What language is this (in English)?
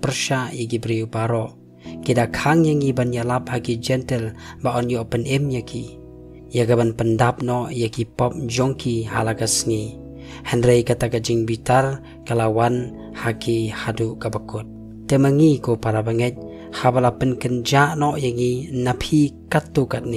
Korean